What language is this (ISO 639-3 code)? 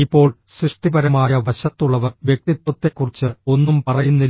mal